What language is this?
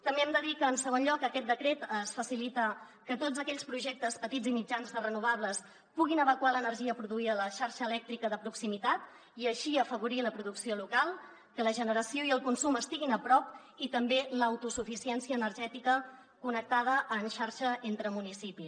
Catalan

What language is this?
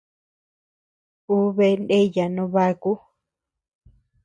Tepeuxila Cuicatec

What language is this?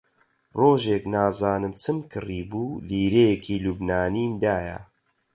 Central Kurdish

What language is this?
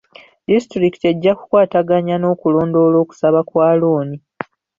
Ganda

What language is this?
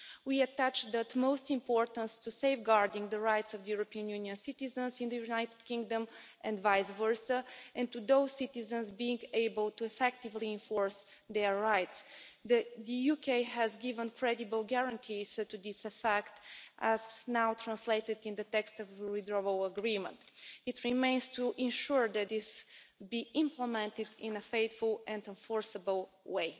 English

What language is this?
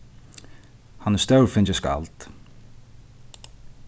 Faroese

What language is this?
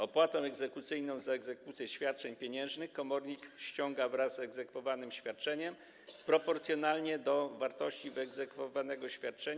Polish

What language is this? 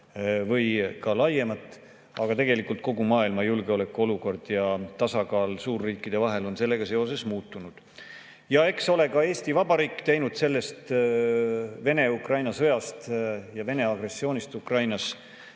Estonian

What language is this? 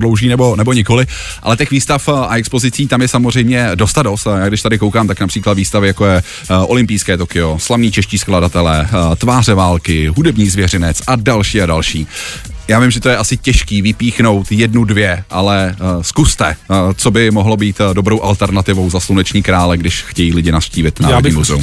Czech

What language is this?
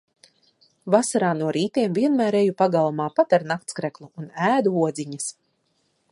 Latvian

